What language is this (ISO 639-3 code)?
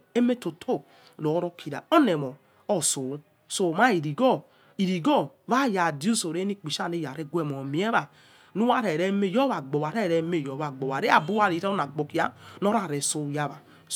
ets